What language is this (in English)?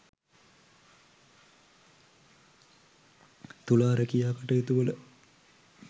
Sinhala